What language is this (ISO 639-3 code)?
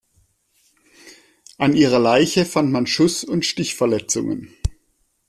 deu